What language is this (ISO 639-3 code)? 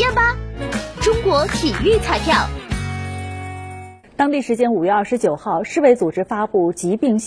zho